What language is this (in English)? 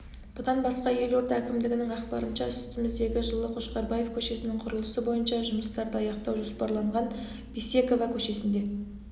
Kazakh